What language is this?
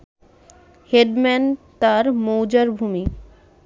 Bangla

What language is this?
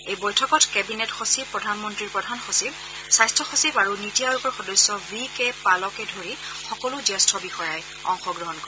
Assamese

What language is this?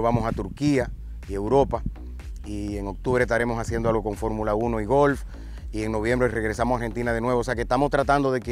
Spanish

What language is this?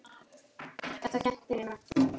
Icelandic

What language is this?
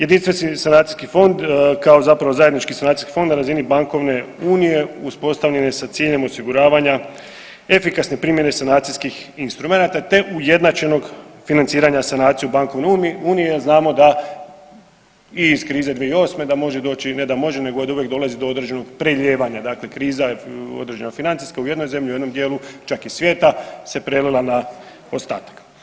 Croatian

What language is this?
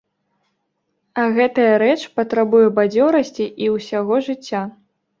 Belarusian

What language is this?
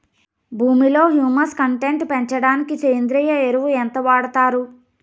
Telugu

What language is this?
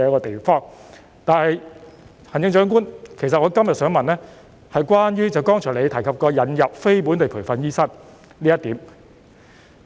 Cantonese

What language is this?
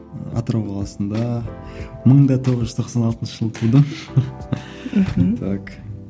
Kazakh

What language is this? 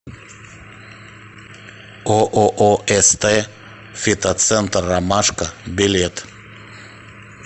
Russian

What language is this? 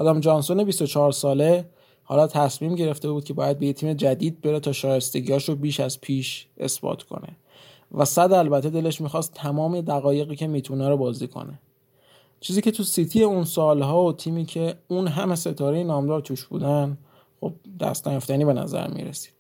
Persian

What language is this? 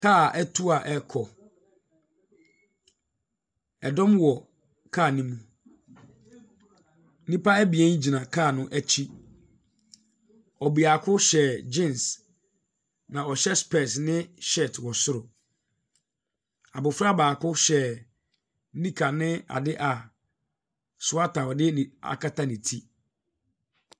Akan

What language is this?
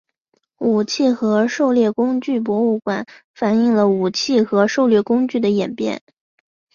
Chinese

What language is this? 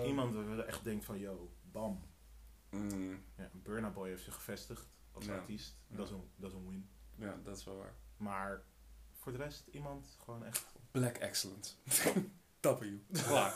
Dutch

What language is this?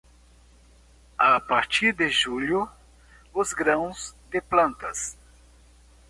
Portuguese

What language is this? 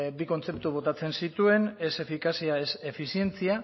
Basque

